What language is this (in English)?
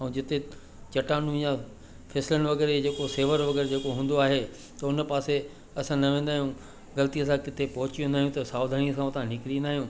Sindhi